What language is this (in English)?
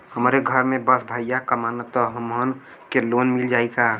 Bhojpuri